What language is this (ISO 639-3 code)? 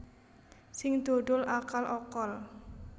jav